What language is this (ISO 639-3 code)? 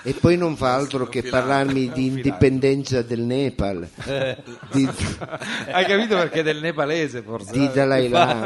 ita